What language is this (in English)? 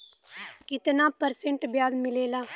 Bhojpuri